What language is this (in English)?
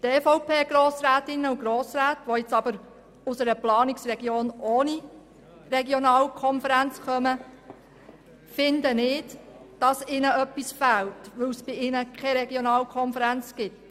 Swiss German